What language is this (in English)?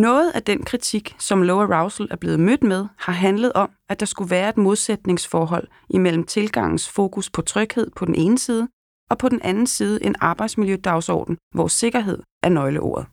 Danish